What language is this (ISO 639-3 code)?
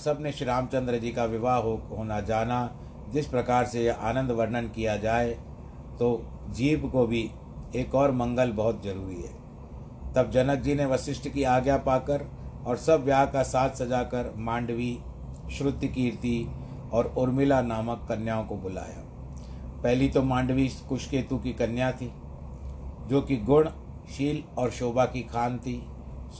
hin